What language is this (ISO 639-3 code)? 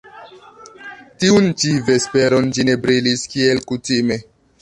epo